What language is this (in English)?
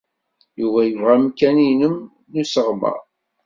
Kabyle